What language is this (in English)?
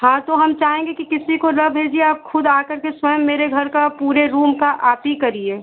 Hindi